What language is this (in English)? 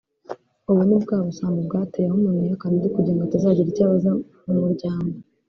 Kinyarwanda